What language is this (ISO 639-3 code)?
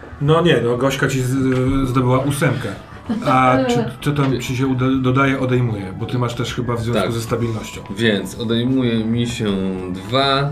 pol